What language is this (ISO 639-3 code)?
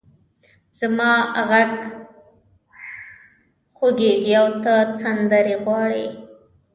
pus